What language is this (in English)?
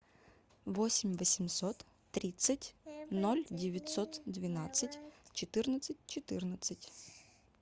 Russian